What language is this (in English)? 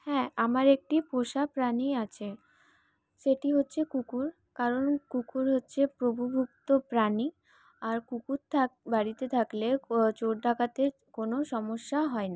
Bangla